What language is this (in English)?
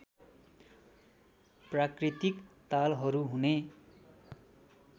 Nepali